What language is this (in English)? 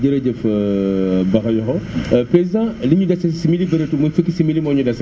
Wolof